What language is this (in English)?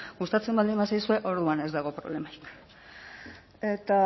Basque